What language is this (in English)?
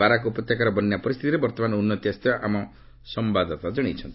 Odia